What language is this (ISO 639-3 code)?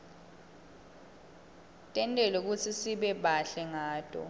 ssw